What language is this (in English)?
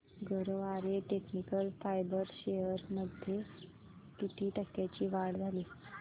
Marathi